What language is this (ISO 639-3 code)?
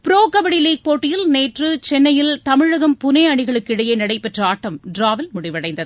tam